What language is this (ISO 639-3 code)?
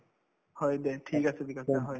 asm